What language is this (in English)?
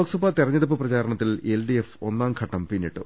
Malayalam